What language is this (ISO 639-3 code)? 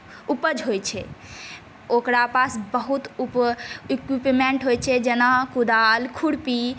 mai